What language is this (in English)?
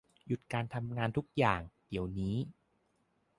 Thai